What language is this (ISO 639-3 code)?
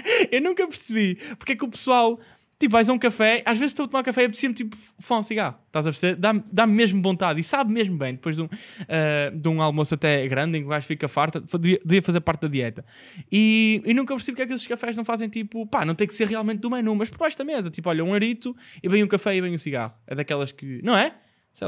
por